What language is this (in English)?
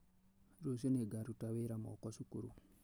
Kikuyu